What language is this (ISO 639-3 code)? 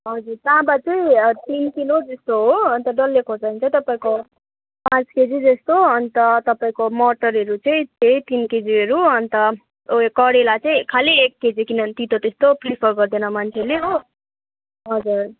nep